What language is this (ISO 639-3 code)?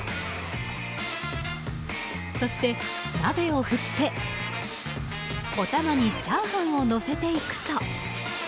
jpn